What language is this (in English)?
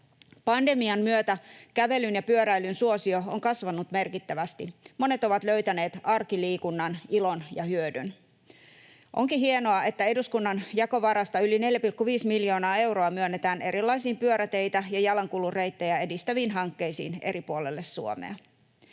Finnish